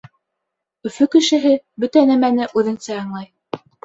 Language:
Bashkir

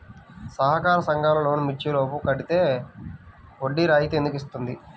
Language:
Telugu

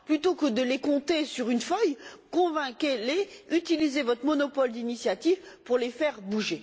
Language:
French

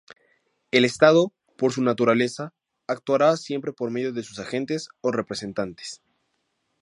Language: Spanish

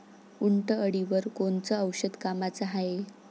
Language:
Marathi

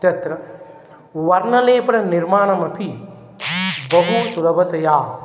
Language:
Sanskrit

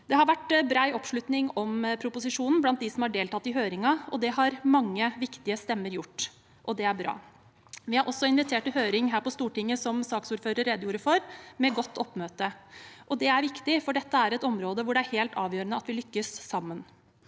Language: Norwegian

